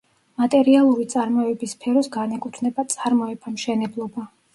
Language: Georgian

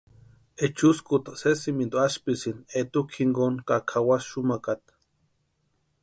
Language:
Western Highland Purepecha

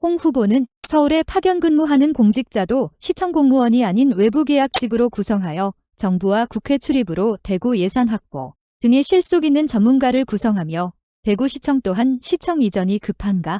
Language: Korean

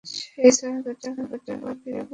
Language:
Bangla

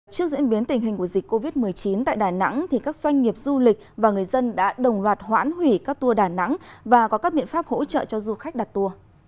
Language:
Vietnamese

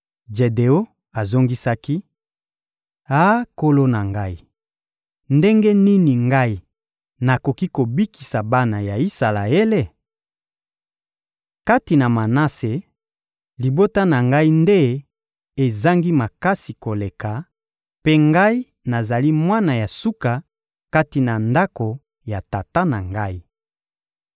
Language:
Lingala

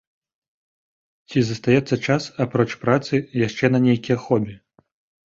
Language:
Belarusian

